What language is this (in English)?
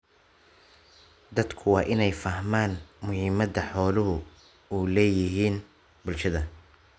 Somali